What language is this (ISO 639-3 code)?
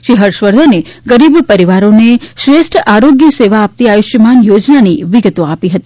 guj